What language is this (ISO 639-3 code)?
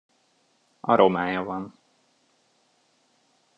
hun